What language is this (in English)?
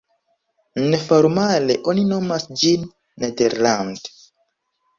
Esperanto